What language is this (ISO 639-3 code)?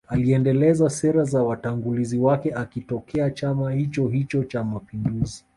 swa